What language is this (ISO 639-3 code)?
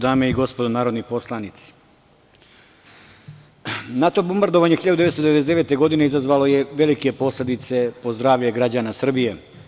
srp